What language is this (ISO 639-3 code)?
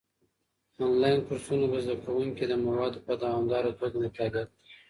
pus